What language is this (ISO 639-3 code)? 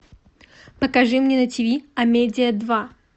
rus